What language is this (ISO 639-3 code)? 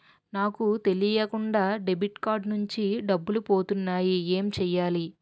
tel